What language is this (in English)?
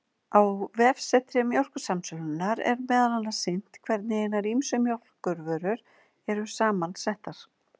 Icelandic